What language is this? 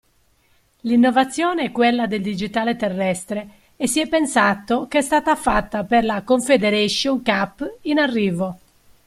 Italian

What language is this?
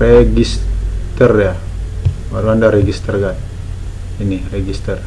Indonesian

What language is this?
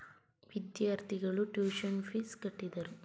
Kannada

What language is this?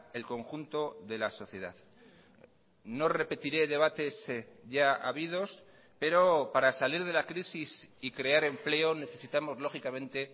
Spanish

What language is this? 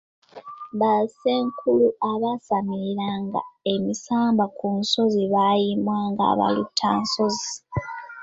Ganda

